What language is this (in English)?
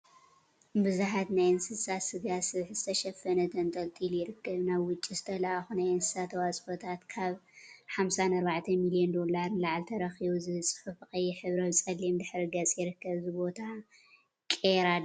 Tigrinya